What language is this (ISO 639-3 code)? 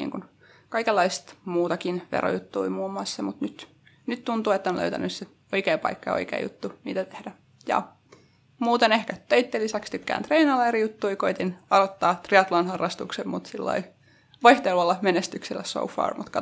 fin